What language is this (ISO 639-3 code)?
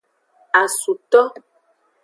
ajg